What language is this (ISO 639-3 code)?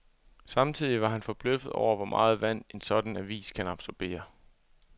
dan